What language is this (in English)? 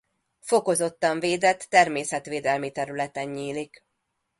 Hungarian